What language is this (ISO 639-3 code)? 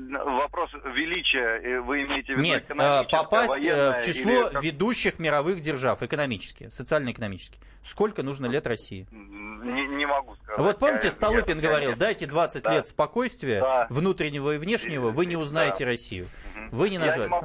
rus